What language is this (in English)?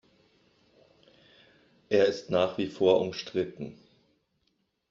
German